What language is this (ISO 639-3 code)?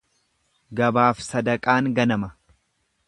orm